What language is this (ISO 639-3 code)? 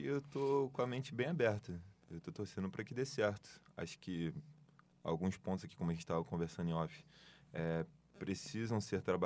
por